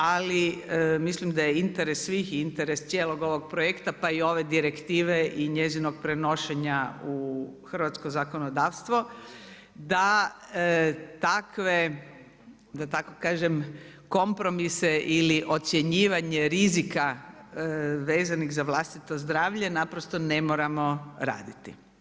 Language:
Croatian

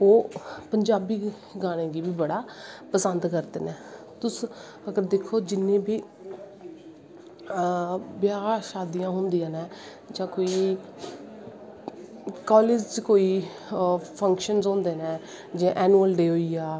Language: Dogri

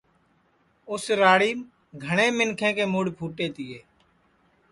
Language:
Sansi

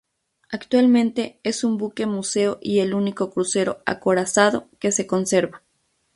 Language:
Spanish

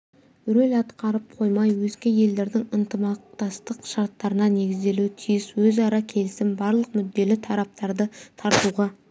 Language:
Kazakh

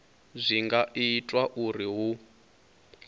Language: Venda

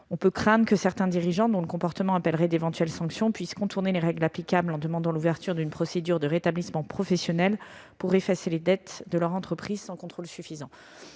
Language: French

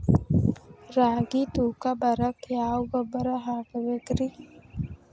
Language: Kannada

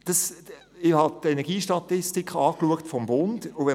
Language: Swiss German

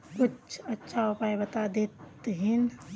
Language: Magahi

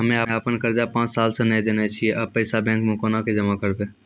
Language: Maithili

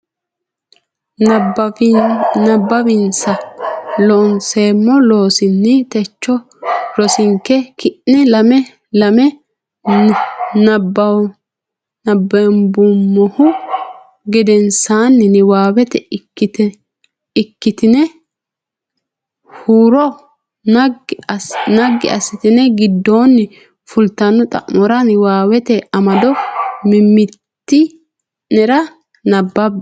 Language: Sidamo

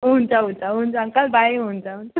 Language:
Nepali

